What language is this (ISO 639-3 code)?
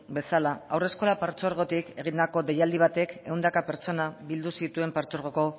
eus